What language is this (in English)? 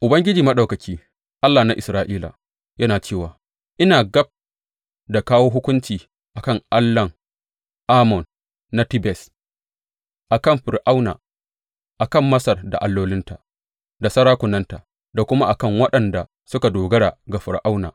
Hausa